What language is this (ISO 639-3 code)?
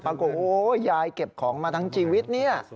tha